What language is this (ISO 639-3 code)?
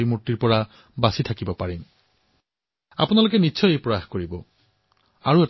asm